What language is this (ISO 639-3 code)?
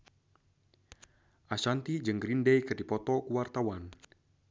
sun